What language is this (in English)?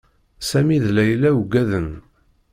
Kabyle